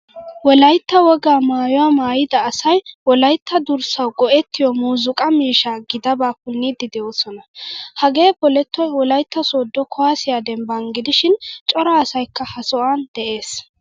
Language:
Wolaytta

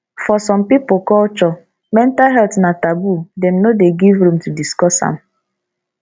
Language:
Nigerian Pidgin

